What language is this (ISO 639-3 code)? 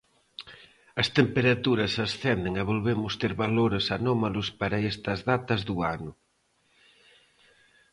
glg